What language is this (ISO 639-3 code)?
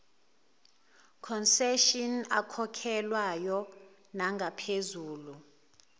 zul